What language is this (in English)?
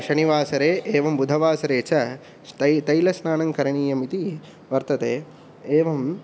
Sanskrit